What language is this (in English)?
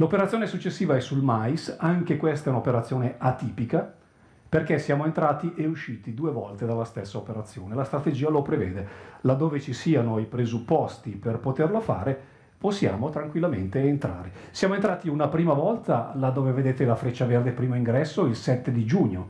Italian